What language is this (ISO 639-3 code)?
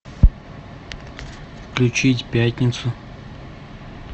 rus